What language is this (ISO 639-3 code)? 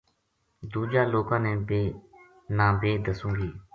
gju